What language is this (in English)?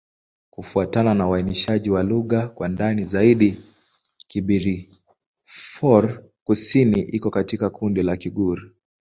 Swahili